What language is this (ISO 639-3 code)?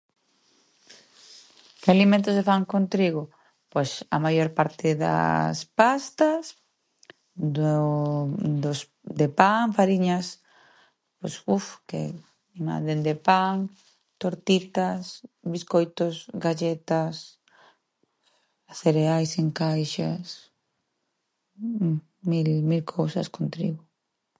glg